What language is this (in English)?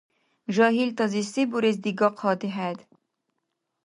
Dargwa